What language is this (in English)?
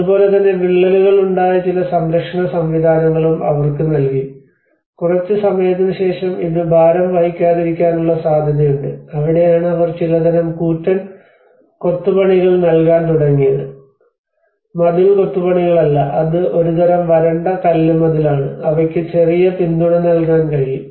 Malayalam